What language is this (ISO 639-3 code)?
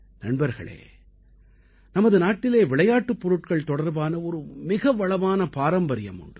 tam